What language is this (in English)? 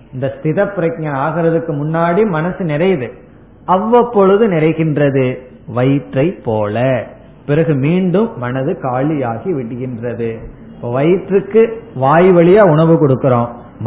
Tamil